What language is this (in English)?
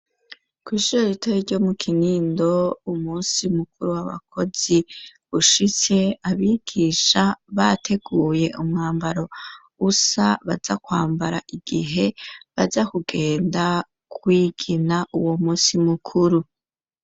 Rundi